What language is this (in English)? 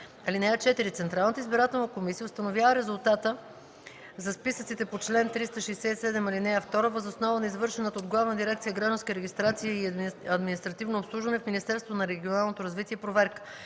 Bulgarian